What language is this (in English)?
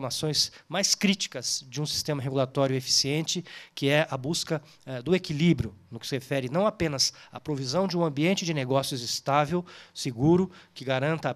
Portuguese